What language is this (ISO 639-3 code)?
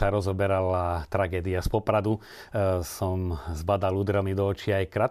slk